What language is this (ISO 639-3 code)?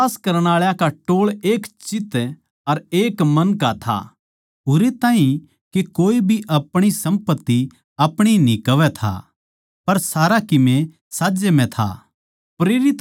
bgc